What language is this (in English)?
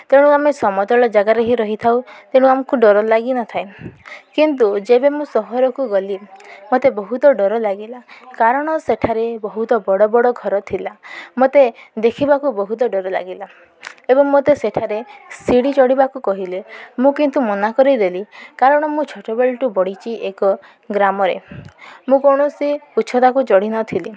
Odia